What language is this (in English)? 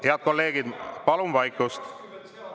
Estonian